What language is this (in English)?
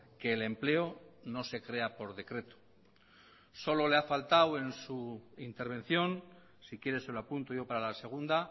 Spanish